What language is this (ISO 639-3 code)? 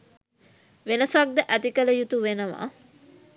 sin